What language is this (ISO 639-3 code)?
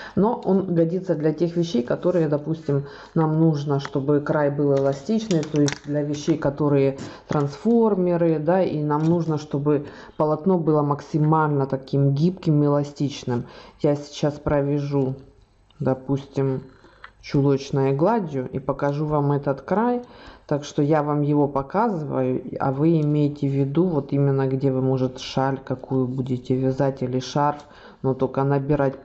rus